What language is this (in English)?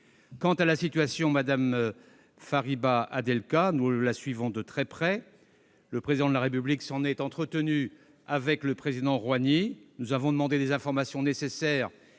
French